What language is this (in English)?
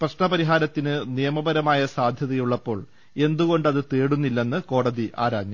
Malayalam